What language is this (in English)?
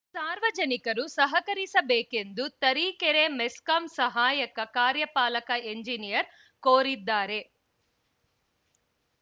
Kannada